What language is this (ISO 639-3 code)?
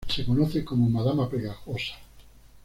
spa